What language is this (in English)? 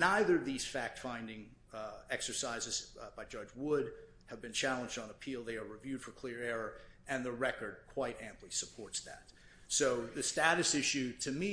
English